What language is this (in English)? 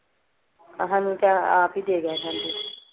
Punjabi